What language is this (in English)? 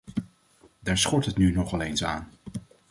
Dutch